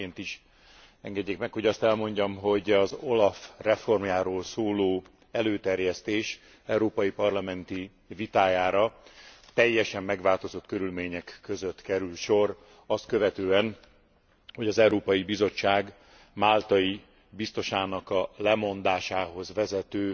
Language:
Hungarian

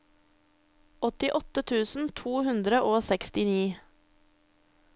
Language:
Norwegian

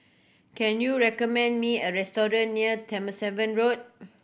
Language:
English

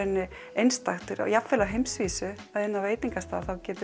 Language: Icelandic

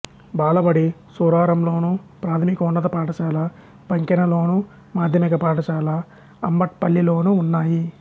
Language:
Telugu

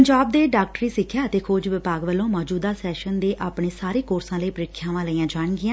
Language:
Punjabi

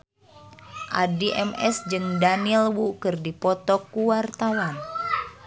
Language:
Sundanese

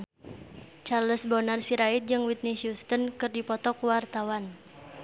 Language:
Sundanese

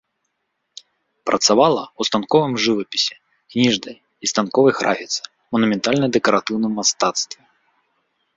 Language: Belarusian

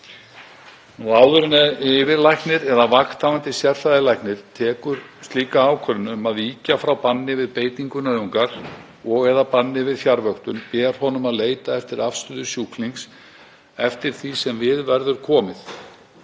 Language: Icelandic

